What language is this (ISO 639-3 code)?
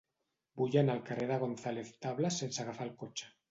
cat